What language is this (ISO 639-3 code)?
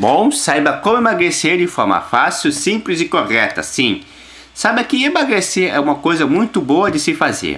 por